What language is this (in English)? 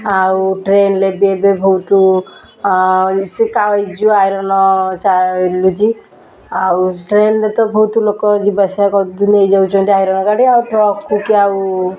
Odia